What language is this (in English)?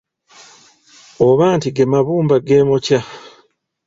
Ganda